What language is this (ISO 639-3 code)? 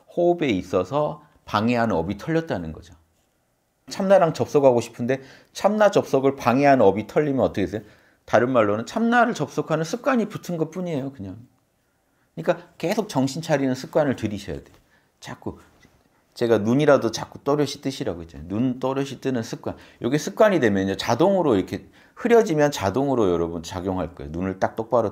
kor